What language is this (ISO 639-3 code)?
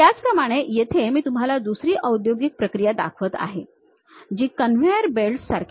mar